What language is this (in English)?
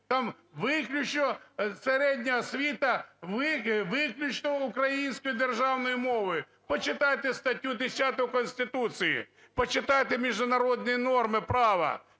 Ukrainian